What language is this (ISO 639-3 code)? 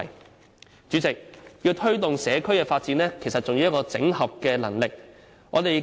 yue